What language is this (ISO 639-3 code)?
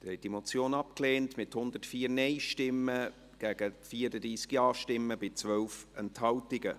gsw